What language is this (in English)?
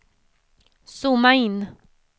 Swedish